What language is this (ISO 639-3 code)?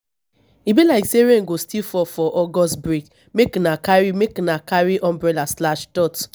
pcm